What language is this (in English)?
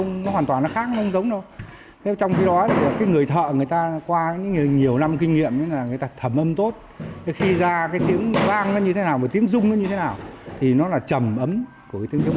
Vietnamese